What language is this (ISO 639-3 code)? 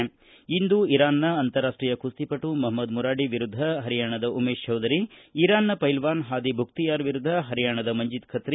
kan